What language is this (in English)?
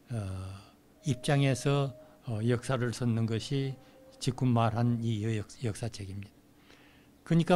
Korean